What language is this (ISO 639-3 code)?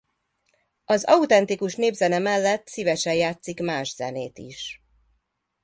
hun